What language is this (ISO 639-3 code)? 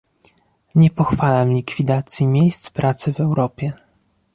pol